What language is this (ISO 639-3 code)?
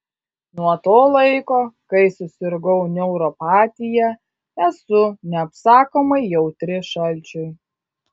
lit